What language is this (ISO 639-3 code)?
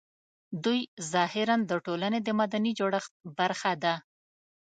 pus